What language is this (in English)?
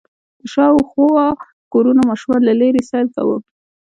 Pashto